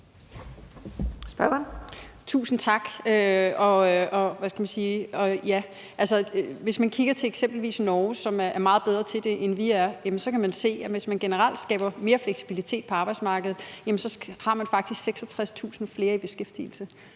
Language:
Danish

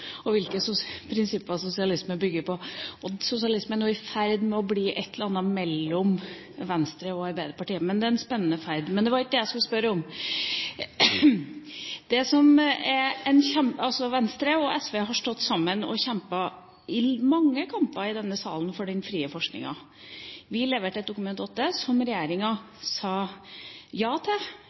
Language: Norwegian Bokmål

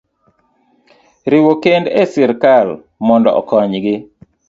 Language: Luo (Kenya and Tanzania)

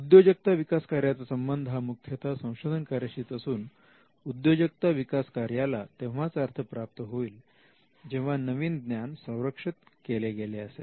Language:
Marathi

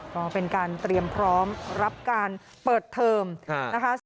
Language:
Thai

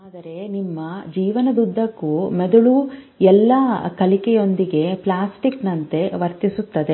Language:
Kannada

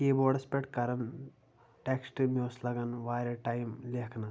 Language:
Kashmiri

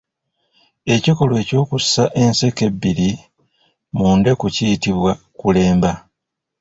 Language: Ganda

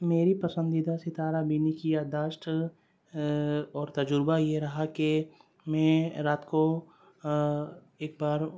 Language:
Urdu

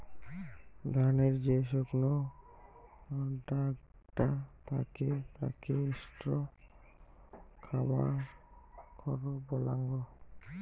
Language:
Bangla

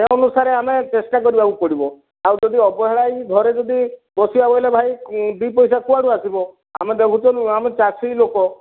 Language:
Odia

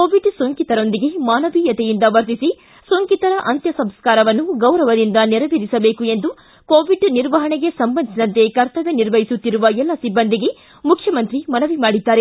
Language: Kannada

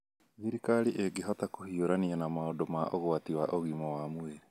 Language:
Kikuyu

